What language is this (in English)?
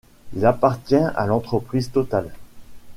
French